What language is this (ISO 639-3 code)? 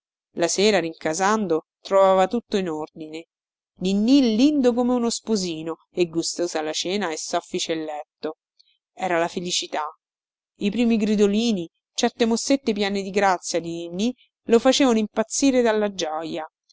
ita